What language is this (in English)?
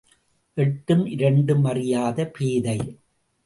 Tamil